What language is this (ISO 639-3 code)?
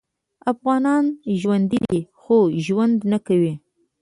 pus